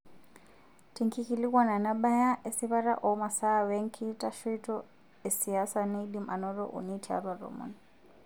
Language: Masai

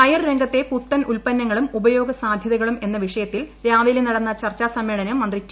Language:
Malayalam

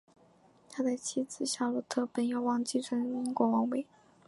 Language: Chinese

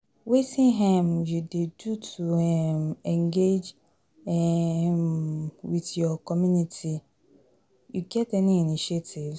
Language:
Nigerian Pidgin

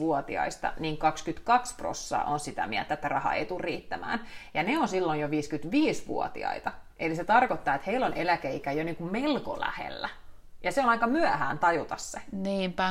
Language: Finnish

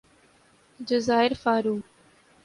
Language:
Urdu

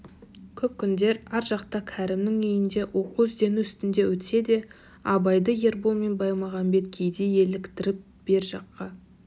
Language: Kazakh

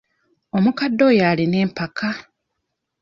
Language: Ganda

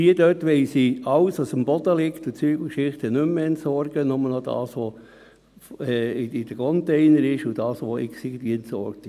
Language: Swiss German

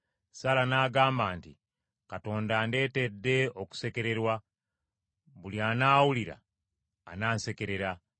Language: Ganda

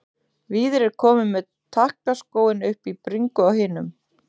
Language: Icelandic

